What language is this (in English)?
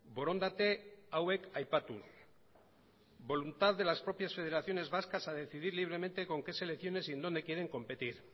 Spanish